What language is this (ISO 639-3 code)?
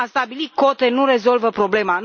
ron